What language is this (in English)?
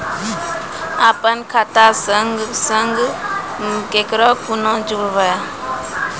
Maithili